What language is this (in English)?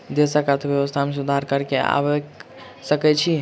Maithili